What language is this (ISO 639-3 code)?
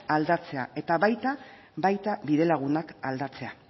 eus